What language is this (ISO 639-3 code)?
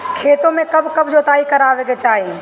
bho